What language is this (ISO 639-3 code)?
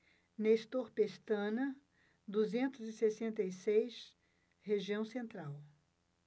por